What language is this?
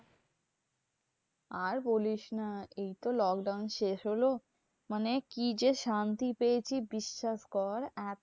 Bangla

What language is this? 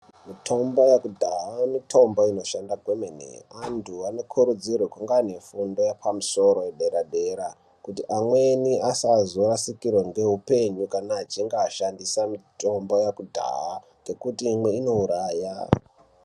Ndau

